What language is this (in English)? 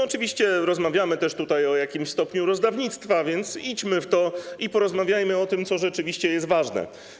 Polish